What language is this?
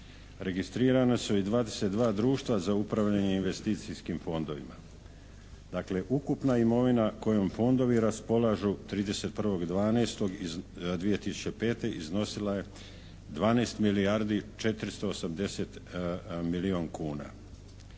Croatian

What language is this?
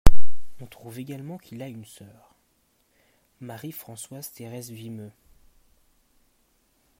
French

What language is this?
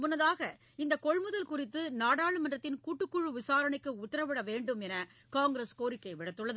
Tamil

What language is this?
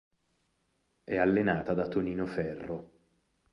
Italian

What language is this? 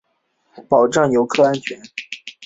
Chinese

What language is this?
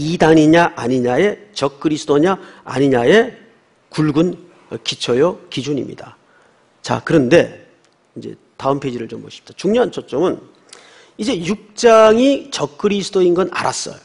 Korean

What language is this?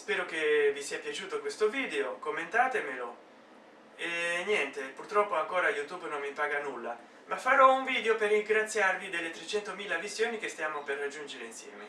Italian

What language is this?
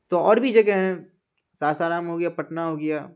Urdu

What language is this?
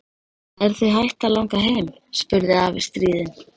Icelandic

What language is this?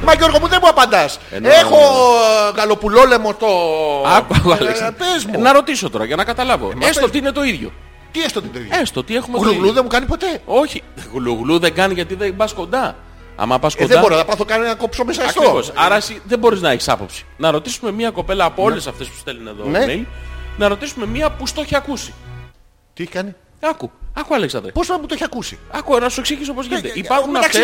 Greek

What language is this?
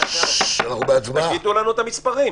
Hebrew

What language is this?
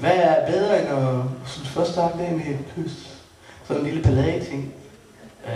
Danish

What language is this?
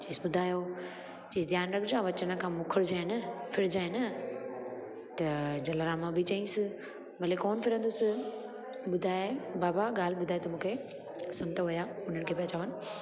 Sindhi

